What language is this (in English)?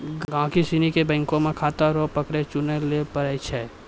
Maithili